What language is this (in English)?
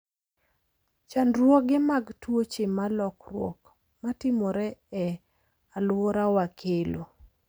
Luo (Kenya and Tanzania)